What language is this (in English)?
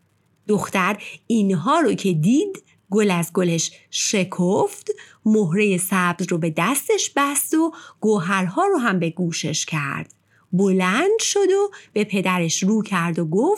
Persian